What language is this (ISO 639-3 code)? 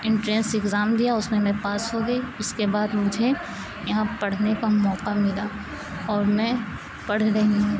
urd